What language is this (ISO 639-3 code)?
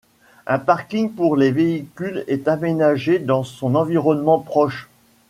fra